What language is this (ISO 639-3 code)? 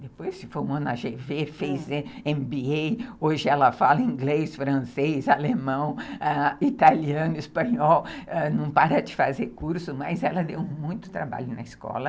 por